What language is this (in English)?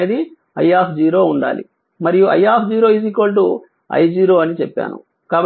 Telugu